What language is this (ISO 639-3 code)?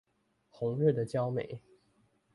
zho